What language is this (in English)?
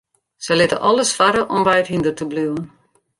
Western Frisian